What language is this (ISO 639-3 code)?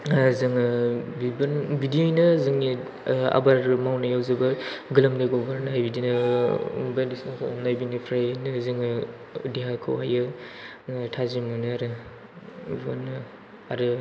brx